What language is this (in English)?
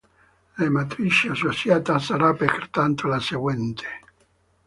Italian